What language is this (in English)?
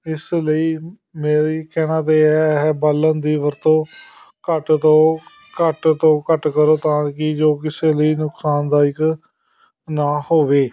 Punjabi